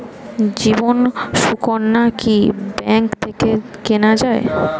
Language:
Bangla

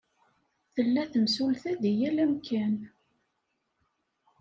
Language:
Kabyle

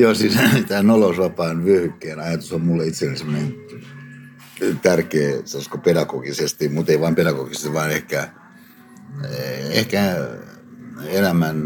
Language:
Finnish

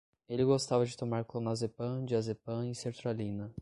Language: Portuguese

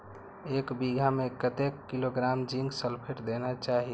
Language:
Maithili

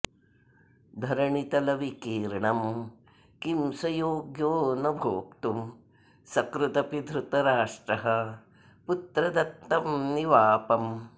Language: Sanskrit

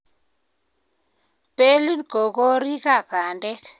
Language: Kalenjin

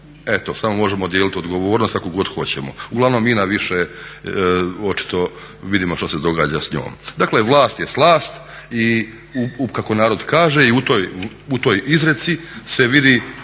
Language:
Croatian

